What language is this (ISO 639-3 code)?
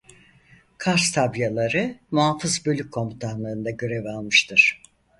tur